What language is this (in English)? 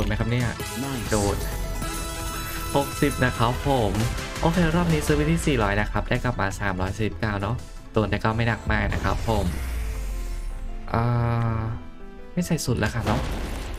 Thai